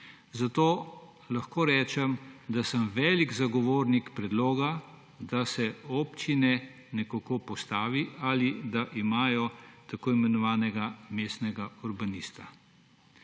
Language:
Slovenian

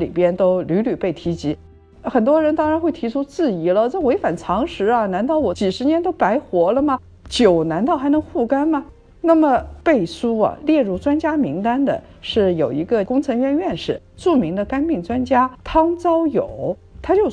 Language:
Chinese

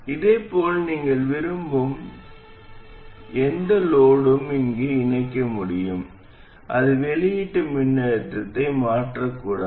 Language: Tamil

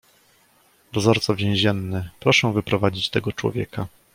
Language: Polish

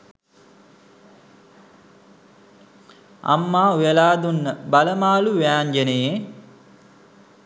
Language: Sinhala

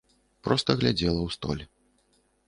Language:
Belarusian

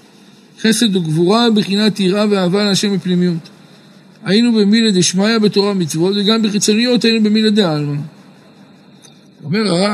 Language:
Hebrew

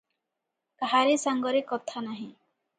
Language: Odia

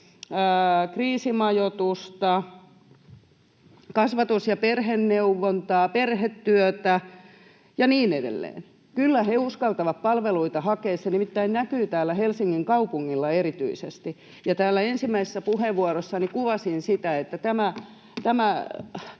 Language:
Finnish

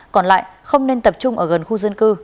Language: Vietnamese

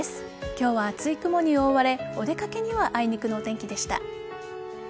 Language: Japanese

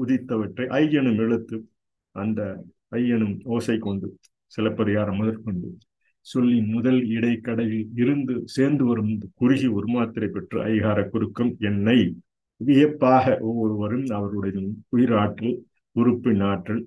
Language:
Tamil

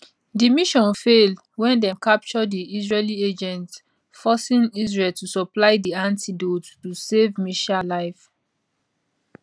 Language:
Nigerian Pidgin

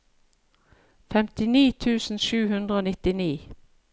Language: Norwegian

